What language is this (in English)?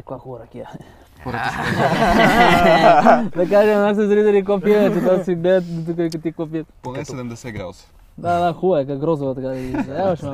Bulgarian